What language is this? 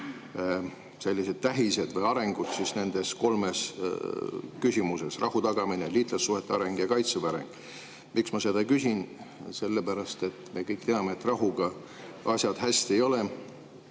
Estonian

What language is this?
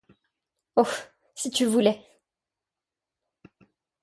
French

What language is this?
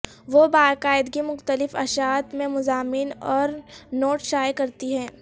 Urdu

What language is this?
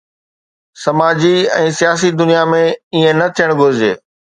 Sindhi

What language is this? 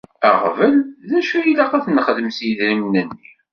Kabyle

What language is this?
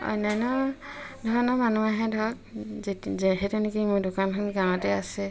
Assamese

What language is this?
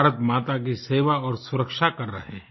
Hindi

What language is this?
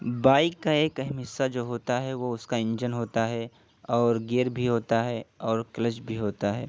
Urdu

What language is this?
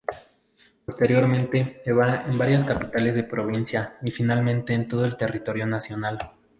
Spanish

